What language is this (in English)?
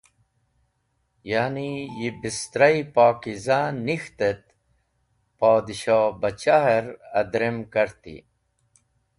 Wakhi